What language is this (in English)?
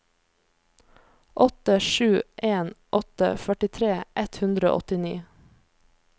Norwegian